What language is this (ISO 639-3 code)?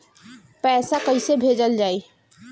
bho